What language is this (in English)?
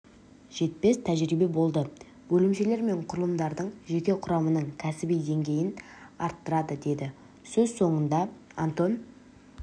Kazakh